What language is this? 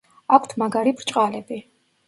Georgian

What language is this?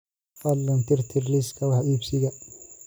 Somali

